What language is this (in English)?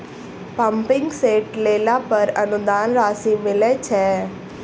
Maithili